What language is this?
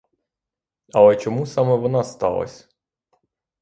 Ukrainian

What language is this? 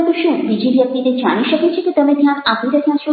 Gujarati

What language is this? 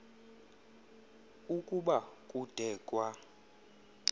Xhosa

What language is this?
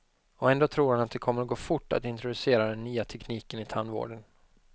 Swedish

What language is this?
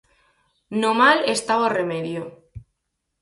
Galician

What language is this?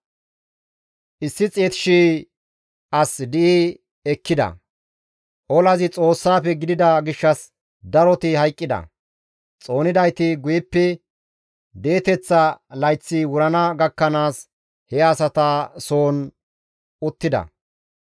Gamo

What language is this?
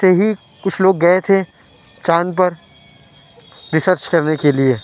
Urdu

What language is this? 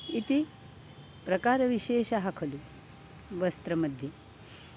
Sanskrit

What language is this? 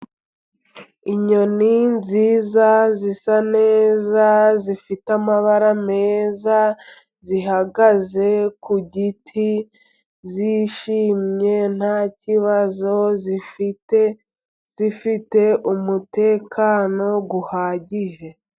Kinyarwanda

